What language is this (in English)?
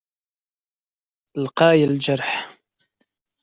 Kabyle